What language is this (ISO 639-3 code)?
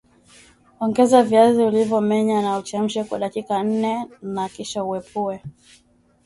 swa